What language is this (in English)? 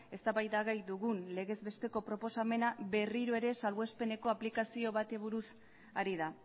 Basque